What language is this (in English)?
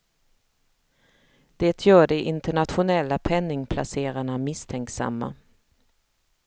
Swedish